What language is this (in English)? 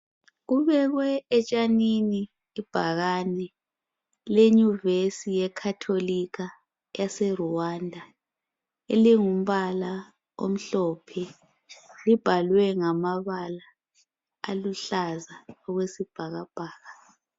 North Ndebele